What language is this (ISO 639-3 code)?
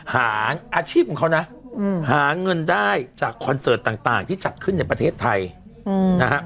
tha